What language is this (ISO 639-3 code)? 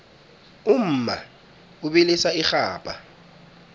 nbl